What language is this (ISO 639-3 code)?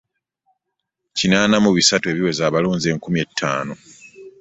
lug